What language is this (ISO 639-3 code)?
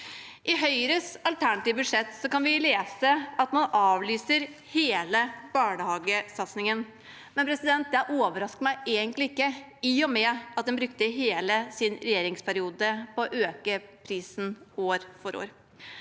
nor